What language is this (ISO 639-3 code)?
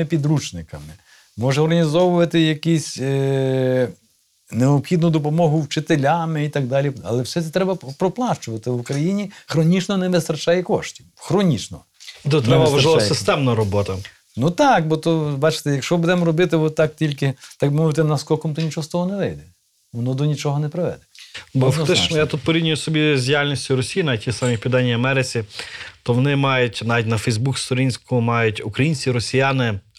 ukr